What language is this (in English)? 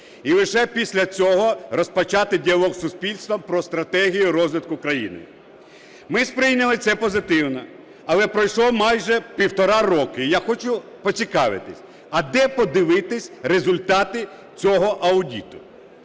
Ukrainian